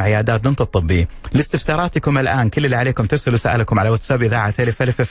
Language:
Arabic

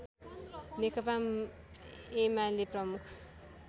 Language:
Nepali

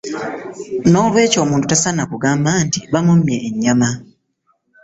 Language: Ganda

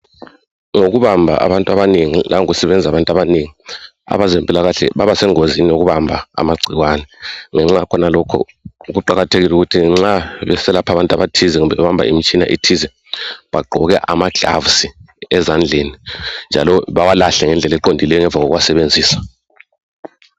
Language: North Ndebele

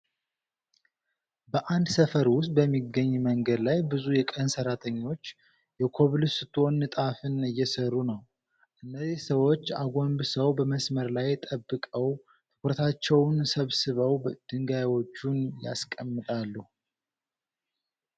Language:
Amharic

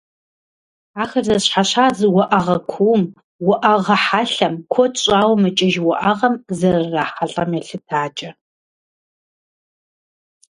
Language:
Kabardian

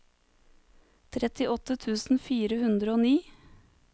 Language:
Norwegian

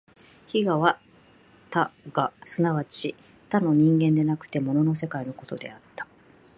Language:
Japanese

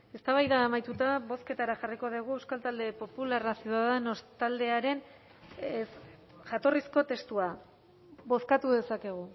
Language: Basque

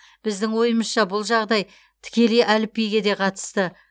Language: Kazakh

